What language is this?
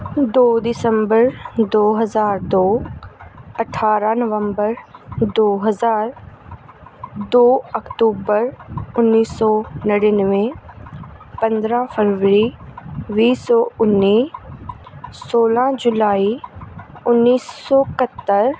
Punjabi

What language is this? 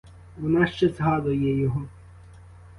Ukrainian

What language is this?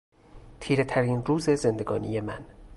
Persian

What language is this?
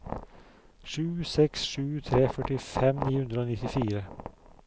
Norwegian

